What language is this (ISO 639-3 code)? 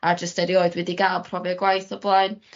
cym